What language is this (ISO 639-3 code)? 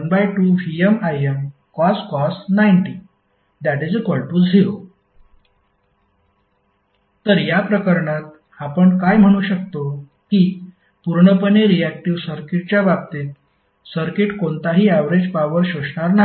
mar